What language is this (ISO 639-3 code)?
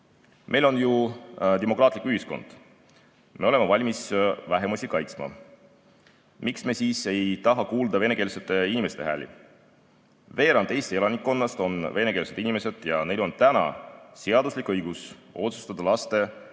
est